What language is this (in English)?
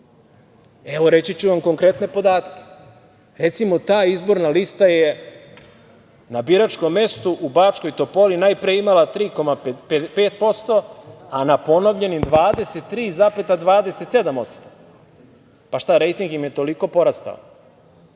Serbian